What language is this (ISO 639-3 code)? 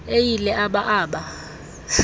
xho